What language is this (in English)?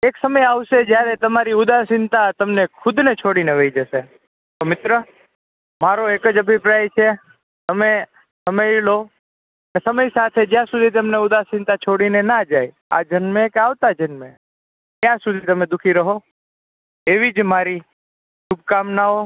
Gujarati